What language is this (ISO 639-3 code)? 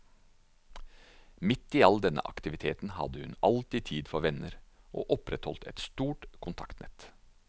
nor